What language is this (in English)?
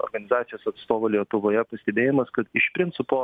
Lithuanian